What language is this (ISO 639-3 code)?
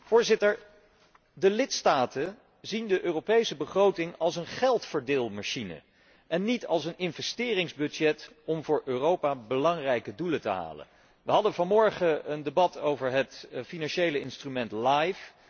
nld